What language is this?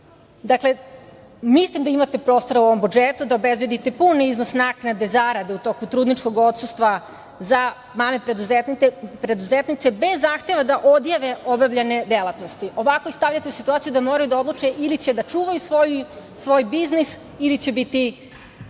Serbian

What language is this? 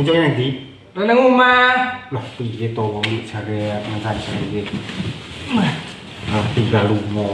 Indonesian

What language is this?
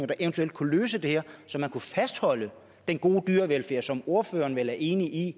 Danish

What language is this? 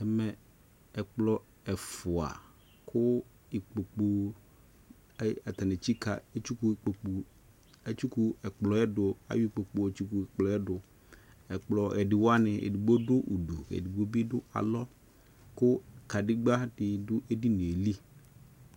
Ikposo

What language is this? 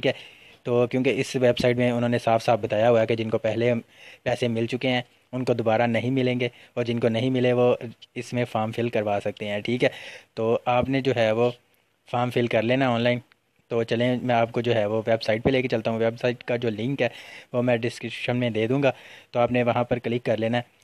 Hindi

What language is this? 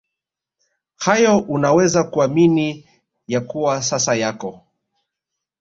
Swahili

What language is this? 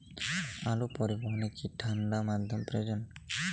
Bangla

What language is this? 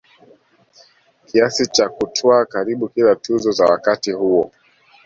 Swahili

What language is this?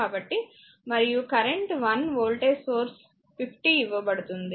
Telugu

